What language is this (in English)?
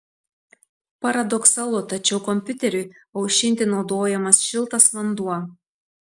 Lithuanian